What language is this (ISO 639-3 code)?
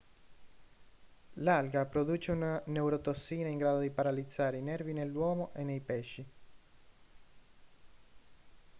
ita